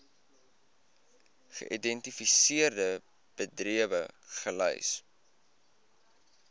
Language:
Afrikaans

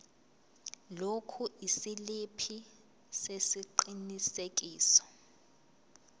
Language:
Zulu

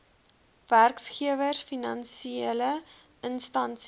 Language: Afrikaans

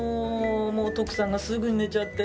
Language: Japanese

